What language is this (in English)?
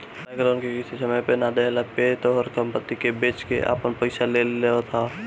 Bhojpuri